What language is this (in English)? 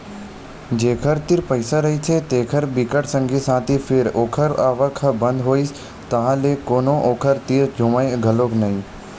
Chhattisgarhi